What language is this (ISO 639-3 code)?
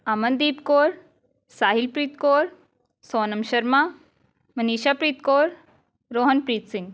pan